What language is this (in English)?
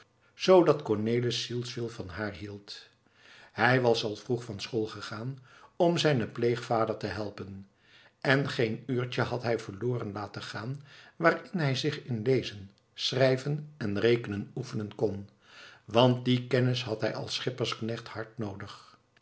Dutch